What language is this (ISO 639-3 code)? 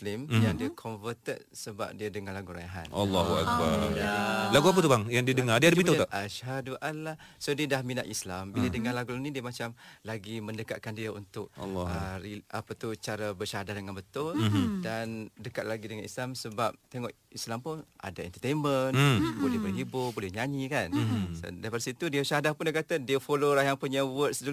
msa